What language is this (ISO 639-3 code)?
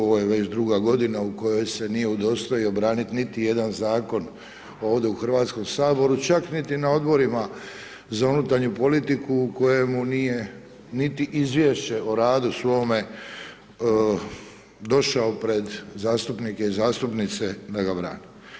hrv